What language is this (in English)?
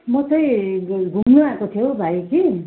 Nepali